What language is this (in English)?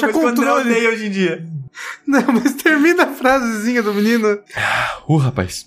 Portuguese